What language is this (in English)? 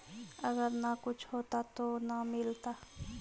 Magahi